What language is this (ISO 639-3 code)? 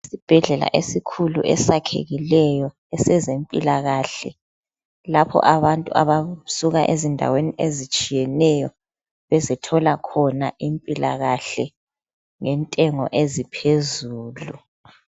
nde